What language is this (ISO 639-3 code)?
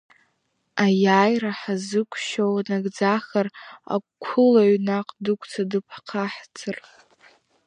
abk